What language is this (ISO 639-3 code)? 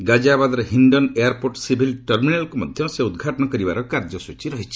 ori